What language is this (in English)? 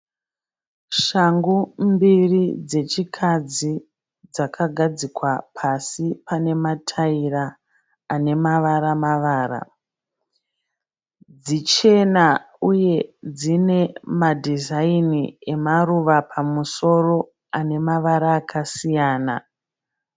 Shona